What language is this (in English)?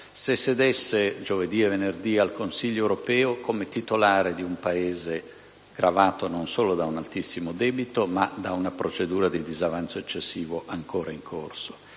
Italian